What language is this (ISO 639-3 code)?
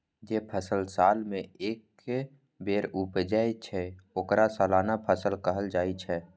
mai